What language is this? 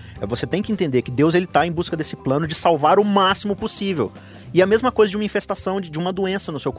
Portuguese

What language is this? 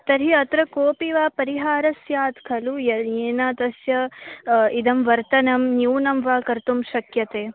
Sanskrit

